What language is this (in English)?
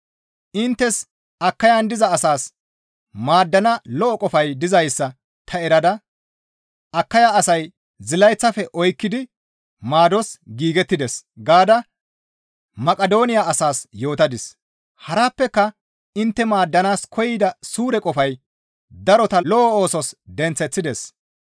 Gamo